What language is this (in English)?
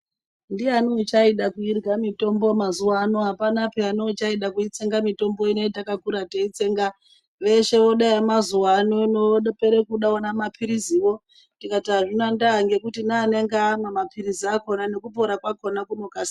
Ndau